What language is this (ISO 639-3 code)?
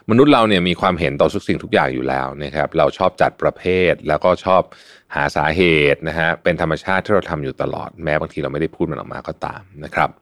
tha